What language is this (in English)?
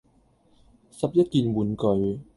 Cantonese